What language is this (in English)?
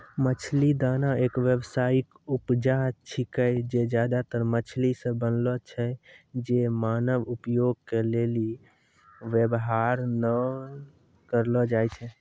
Maithili